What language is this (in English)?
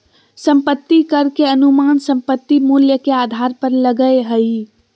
Magahi